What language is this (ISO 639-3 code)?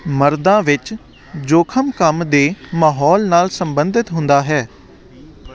pan